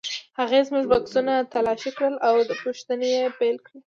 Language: Pashto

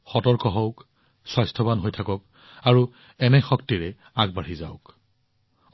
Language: Assamese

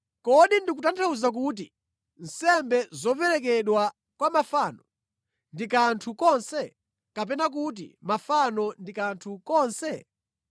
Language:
Nyanja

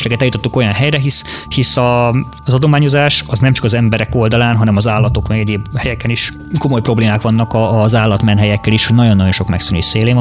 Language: Hungarian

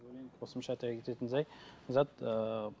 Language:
Kazakh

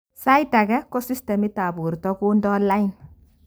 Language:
Kalenjin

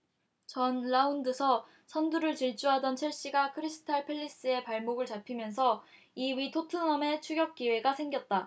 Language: Korean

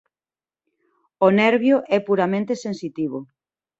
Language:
Galician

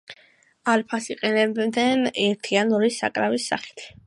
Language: Georgian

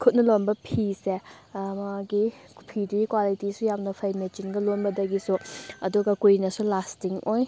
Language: Manipuri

